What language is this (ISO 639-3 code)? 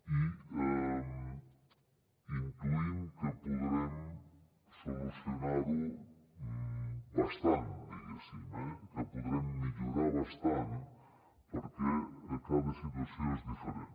cat